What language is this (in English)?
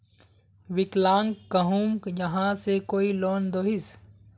Magahi